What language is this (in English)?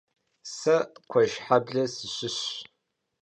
Kabardian